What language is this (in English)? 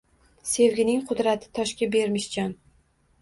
Uzbek